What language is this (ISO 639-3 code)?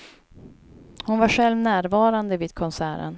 swe